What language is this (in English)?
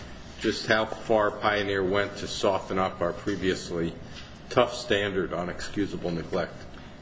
English